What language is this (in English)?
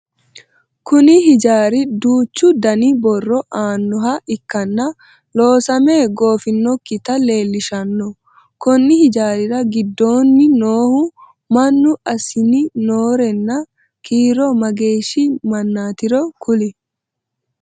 Sidamo